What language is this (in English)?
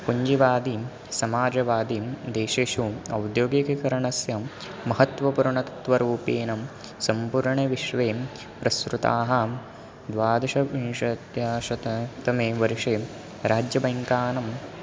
Sanskrit